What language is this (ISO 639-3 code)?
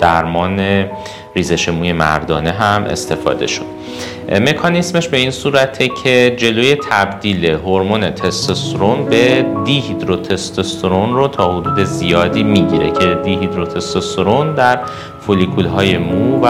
fas